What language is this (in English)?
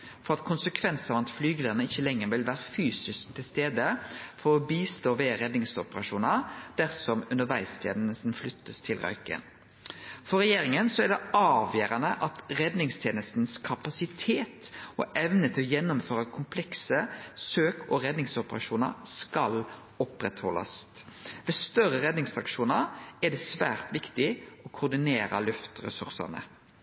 Norwegian Nynorsk